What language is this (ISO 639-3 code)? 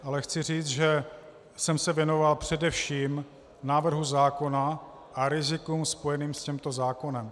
ces